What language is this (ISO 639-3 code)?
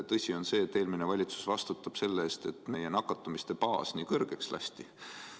est